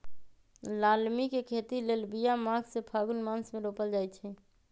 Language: Magahi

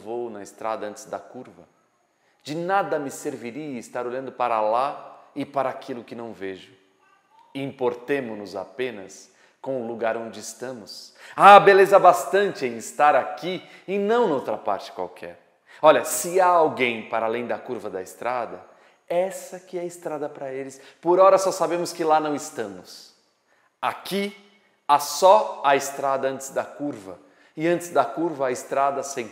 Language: Portuguese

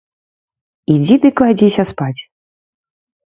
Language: Belarusian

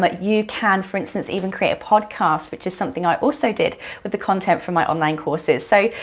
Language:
English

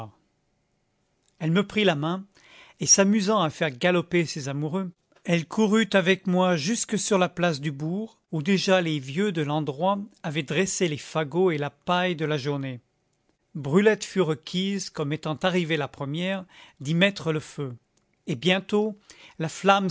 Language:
French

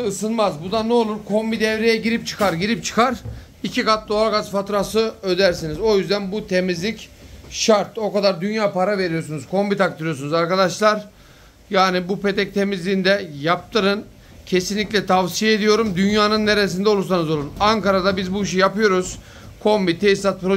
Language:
Turkish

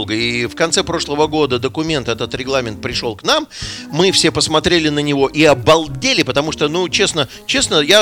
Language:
Russian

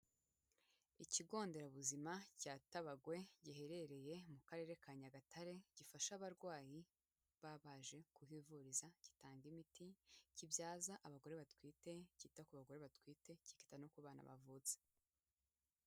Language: Kinyarwanda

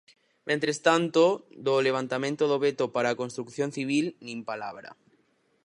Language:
Galician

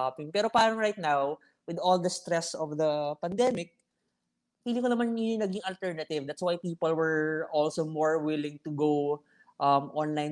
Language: Filipino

